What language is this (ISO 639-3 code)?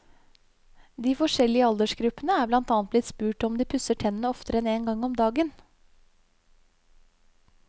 nor